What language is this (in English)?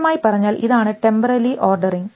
Malayalam